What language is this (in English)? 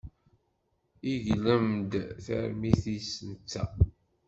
Kabyle